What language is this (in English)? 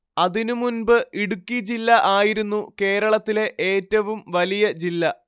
Malayalam